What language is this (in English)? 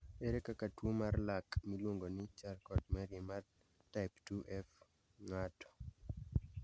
Luo (Kenya and Tanzania)